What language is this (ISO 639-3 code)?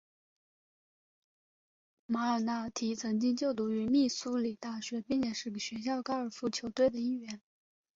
zho